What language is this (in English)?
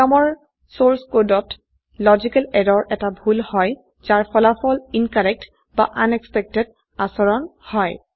Assamese